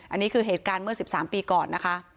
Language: Thai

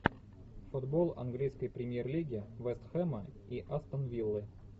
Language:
Russian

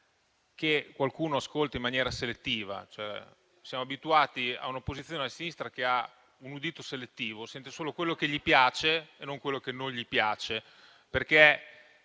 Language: Italian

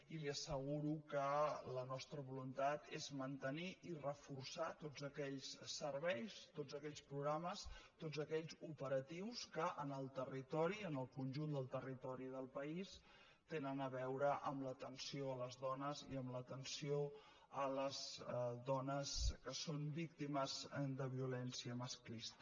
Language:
Catalan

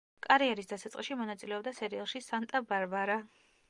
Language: Georgian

